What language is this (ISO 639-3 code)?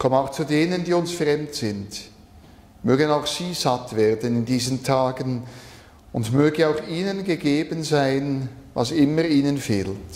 deu